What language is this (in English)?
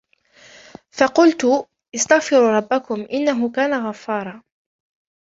Arabic